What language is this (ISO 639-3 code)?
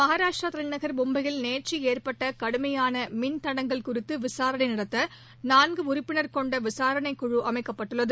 tam